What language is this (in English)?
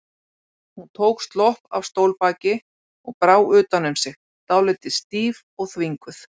Icelandic